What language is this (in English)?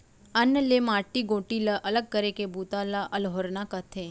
Chhattisgarhi